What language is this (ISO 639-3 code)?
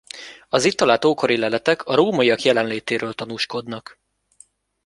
hun